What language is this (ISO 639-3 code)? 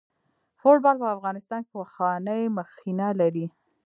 pus